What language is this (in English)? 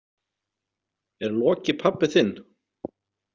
Icelandic